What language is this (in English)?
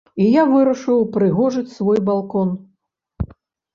Belarusian